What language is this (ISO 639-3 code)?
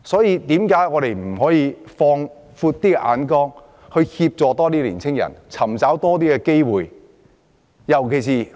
yue